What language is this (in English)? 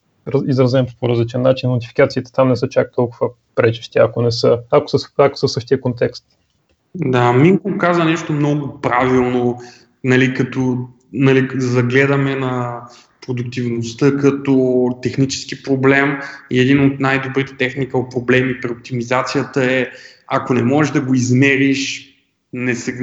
Bulgarian